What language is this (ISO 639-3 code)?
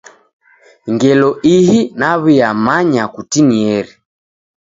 dav